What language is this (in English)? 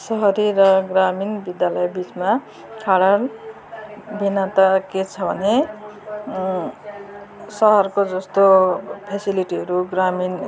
Nepali